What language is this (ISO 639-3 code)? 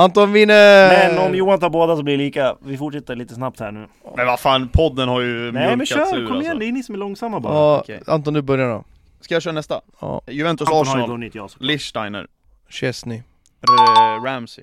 swe